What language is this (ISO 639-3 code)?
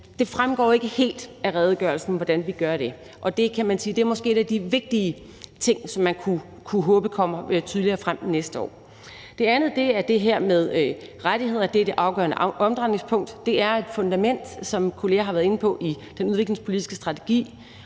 dan